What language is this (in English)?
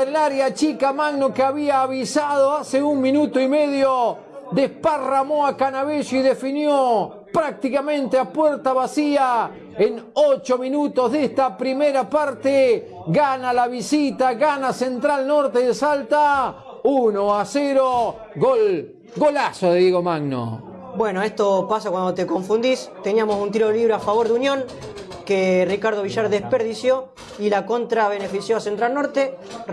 Spanish